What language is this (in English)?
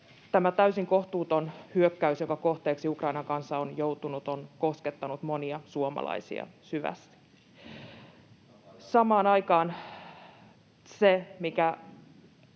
Finnish